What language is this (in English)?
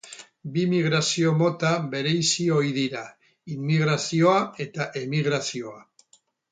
Basque